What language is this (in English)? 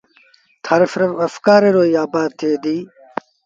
Sindhi Bhil